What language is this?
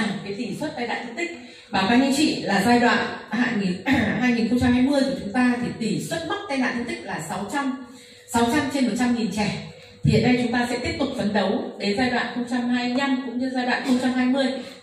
Vietnamese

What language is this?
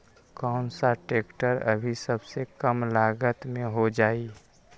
Magahi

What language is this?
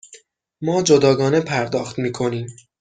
Persian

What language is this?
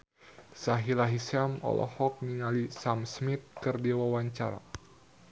Sundanese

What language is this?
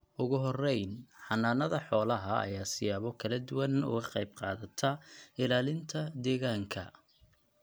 Somali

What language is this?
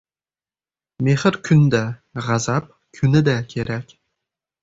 Uzbek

